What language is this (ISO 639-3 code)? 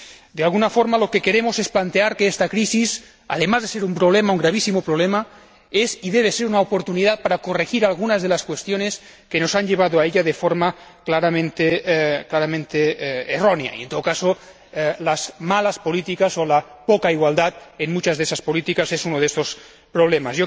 spa